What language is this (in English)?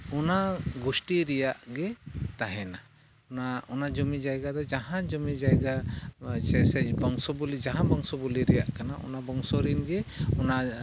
Santali